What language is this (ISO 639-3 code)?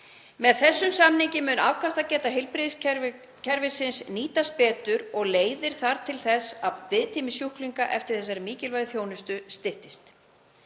isl